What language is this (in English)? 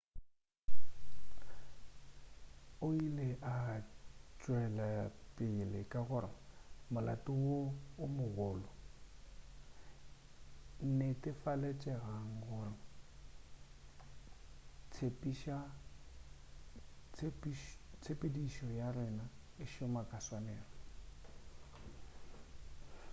Northern Sotho